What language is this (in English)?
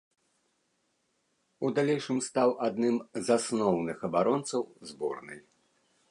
Belarusian